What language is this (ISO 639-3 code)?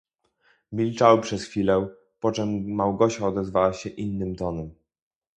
pol